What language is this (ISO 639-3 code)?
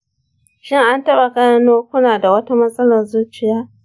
hau